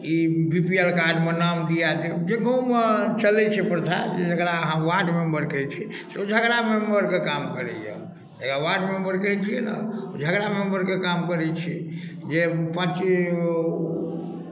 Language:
Maithili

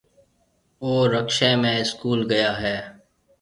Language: Marwari (Pakistan)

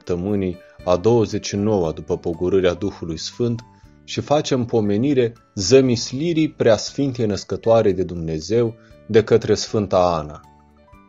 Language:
Romanian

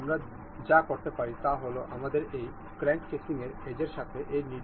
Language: Bangla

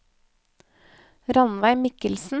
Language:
Norwegian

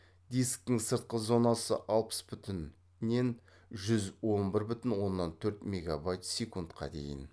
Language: Kazakh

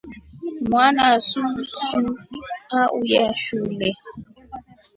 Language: Rombo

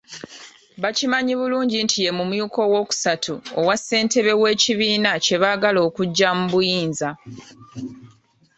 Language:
Ganda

